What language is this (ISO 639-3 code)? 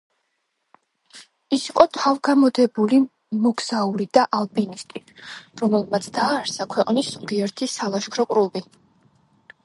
kat